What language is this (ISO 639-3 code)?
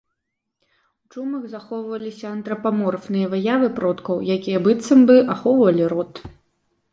bel